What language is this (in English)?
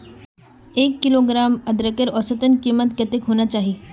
Magahi